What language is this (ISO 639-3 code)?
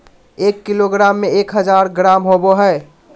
mag